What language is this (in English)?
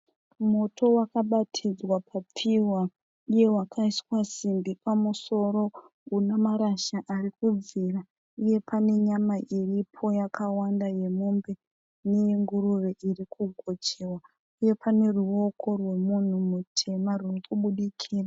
Shona